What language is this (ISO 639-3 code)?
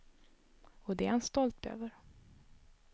swe